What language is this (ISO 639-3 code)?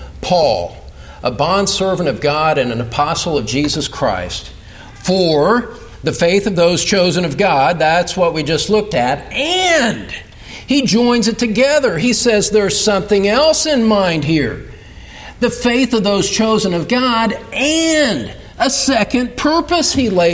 eng